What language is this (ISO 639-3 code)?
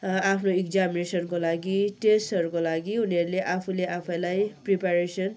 nep